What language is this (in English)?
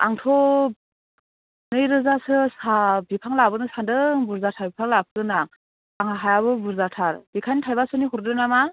Bodo